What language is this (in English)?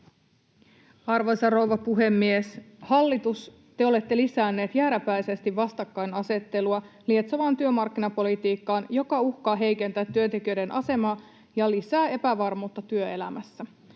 Finnish